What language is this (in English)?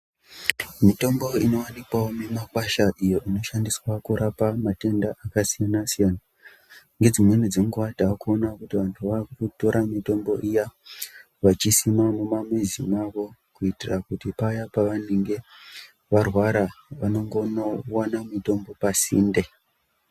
Ndau